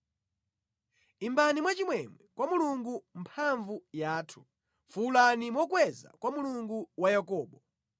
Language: Nyanja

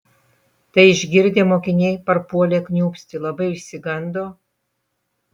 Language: Lithuanian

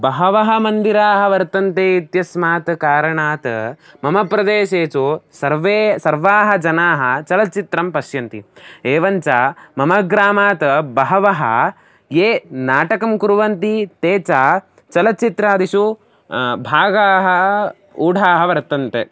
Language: Sanskrit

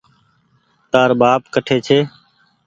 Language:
Goaria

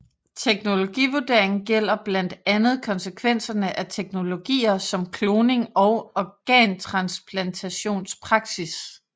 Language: Danish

